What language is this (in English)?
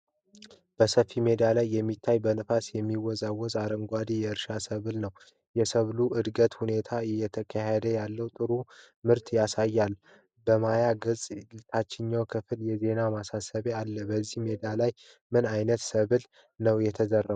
Amharic